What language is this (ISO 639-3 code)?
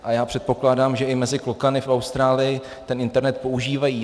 ces